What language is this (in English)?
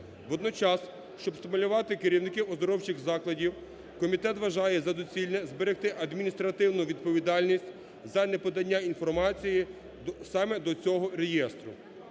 Ukrainian